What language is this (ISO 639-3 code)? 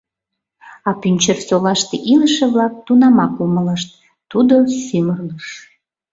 chm